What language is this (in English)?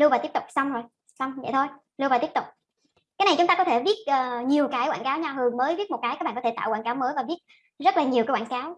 Vietnamese